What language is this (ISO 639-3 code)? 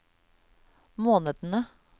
nor